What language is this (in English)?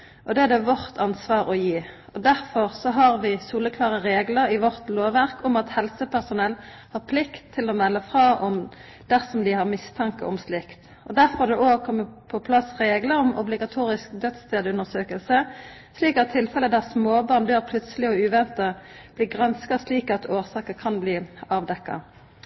Norwegian Nynorsk